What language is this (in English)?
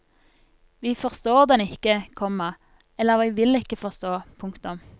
Norwegian